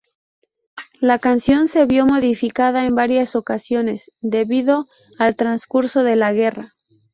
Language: Spanish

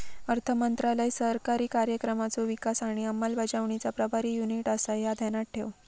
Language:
Marathi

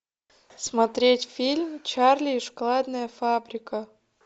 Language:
Russian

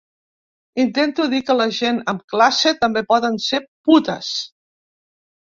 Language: Catalan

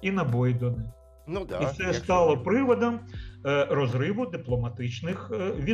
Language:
Ukrainian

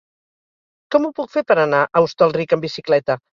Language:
Catalan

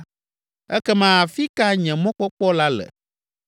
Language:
Ewe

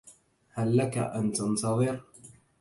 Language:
Arabic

